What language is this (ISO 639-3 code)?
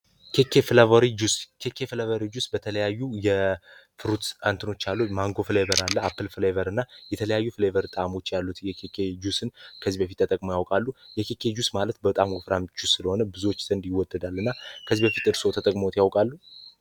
amh